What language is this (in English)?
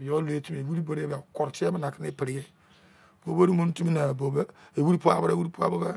Izon